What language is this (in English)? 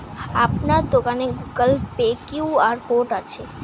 Bangla